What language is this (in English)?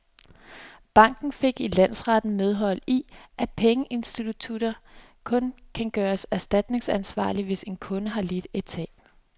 Danish